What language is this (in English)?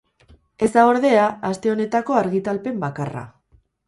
Basque